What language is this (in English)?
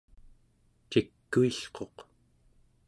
Central Yupik